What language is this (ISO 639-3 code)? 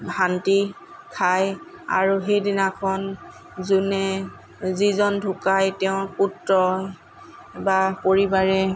asm